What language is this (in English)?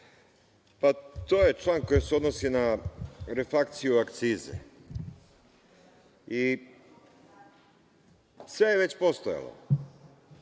Serbian